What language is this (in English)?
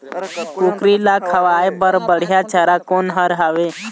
Chhattisgarhi